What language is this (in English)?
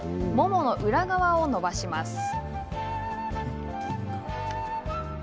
Japanese